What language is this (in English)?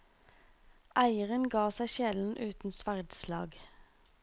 Norwegian